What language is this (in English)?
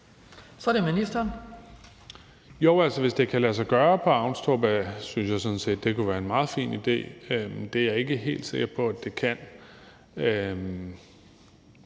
Danish